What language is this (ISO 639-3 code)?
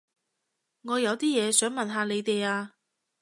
yue